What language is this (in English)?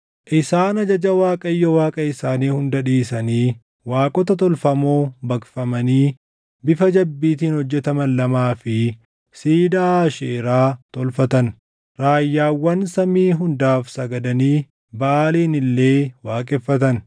Oromo